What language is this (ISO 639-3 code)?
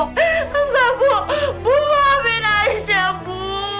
ind